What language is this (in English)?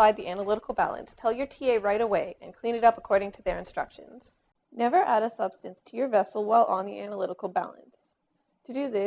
English